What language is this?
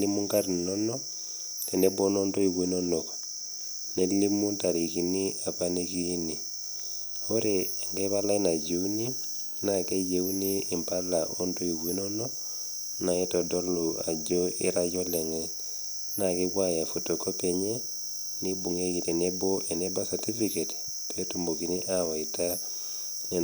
Masai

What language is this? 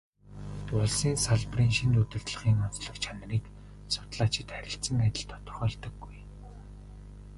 Mongolian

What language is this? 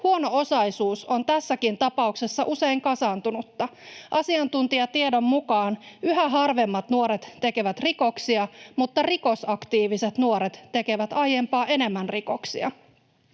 Finnish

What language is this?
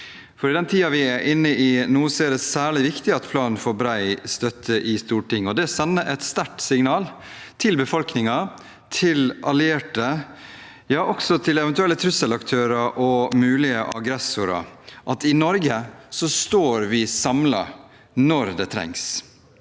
Norwegian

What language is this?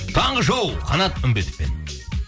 Kazakh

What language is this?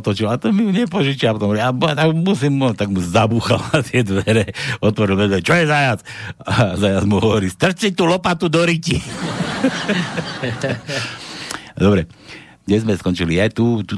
Slovak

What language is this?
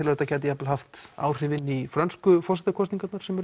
Icelandic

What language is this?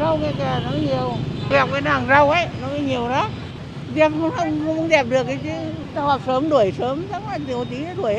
Vietnamese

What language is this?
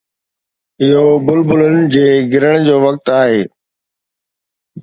Sindhi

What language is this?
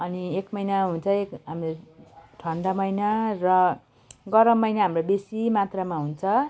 Nepali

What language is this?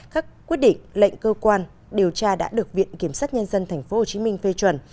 Vietnamese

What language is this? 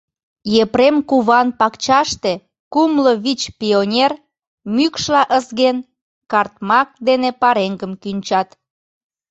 Mari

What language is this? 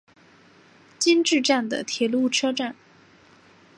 Chinese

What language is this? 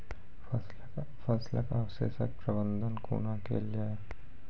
Maithili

